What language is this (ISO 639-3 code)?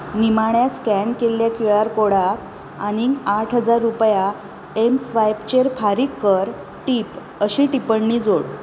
kok